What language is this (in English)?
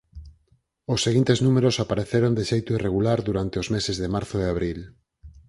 Galician